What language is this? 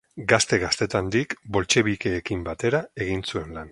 Basque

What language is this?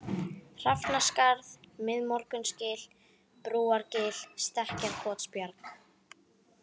Icelandic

